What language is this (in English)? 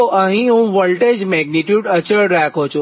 Gujarati